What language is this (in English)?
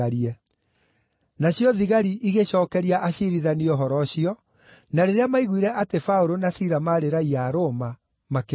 Kikuyu